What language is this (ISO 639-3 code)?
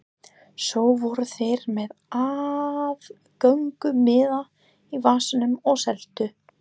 isl